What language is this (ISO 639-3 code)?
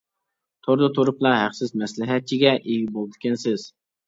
uig